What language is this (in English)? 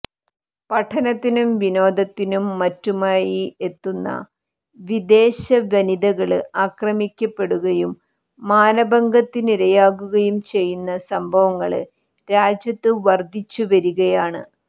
Malayalam